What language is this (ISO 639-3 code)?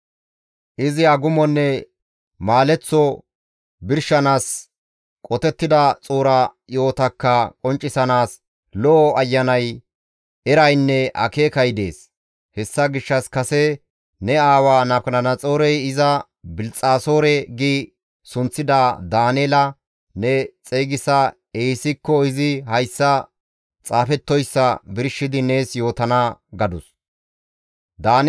gmv